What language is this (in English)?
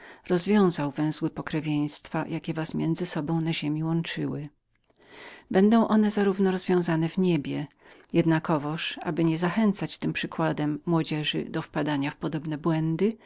Polish